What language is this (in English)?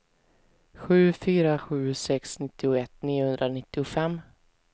Swedish